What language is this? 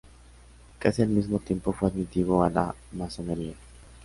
Spanish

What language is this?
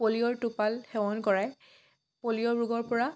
Assamese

